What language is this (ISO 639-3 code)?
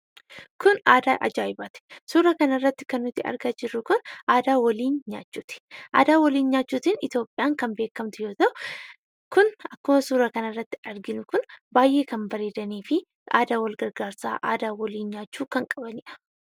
orm